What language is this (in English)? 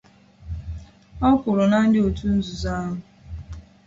Igbo